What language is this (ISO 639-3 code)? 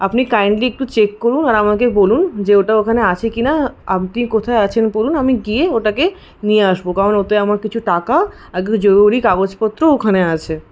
ben